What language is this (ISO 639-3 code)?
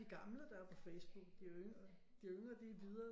dan